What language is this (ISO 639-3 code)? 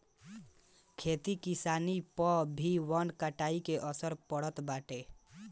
bho